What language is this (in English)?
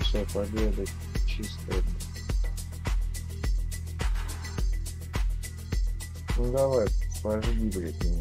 Russian